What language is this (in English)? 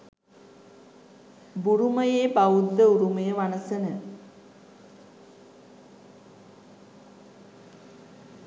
Sinhala